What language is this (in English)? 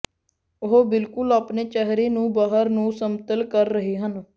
Punjabi